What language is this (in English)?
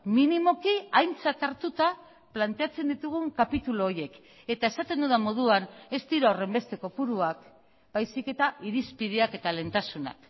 Basque